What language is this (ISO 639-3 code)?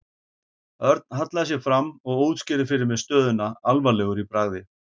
isl